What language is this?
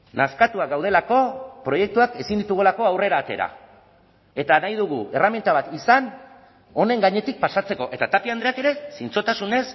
Basque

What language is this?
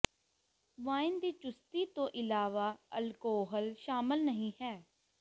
Punjabi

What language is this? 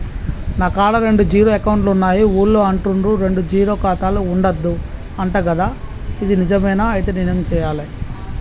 Telugu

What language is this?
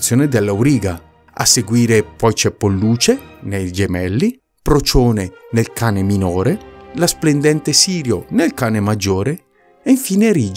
Italian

